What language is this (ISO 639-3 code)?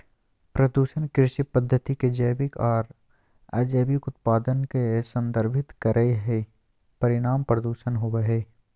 mag